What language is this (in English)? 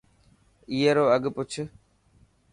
Dhatki